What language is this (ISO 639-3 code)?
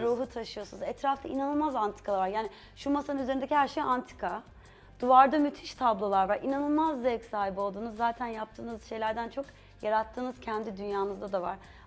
tur